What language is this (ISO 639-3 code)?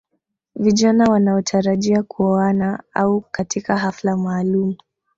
swa